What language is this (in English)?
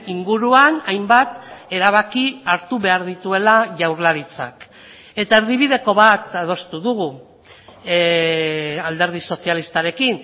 Basque